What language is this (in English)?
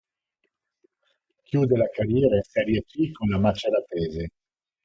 Italian